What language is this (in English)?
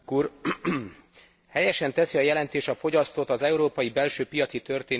Hungarian